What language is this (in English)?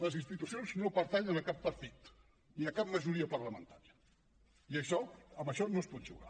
Catalan